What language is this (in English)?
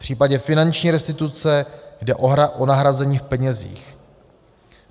Czech